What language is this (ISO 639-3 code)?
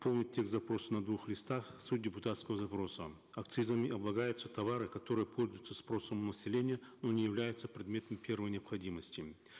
kaz